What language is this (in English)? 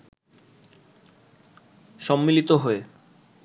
Bangla